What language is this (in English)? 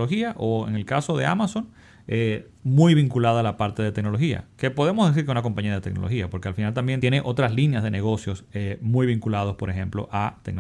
Spanish